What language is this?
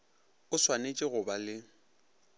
Northern Sotho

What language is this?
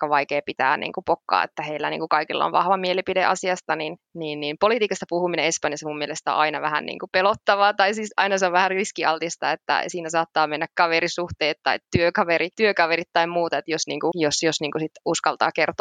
Finnish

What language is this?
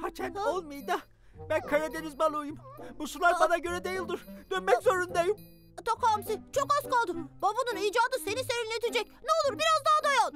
Turkish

